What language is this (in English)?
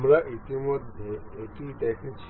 Bangla